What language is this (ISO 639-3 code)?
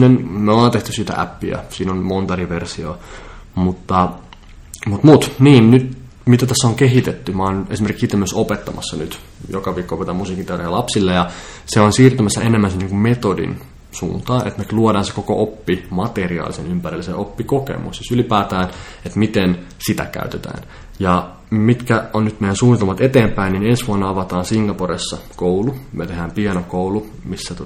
fin